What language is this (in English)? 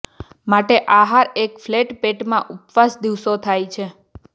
Gujarati